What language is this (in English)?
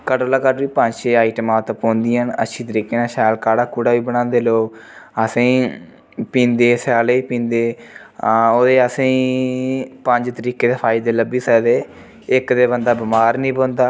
Dogri